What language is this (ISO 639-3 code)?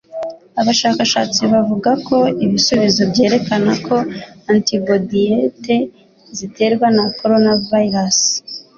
kin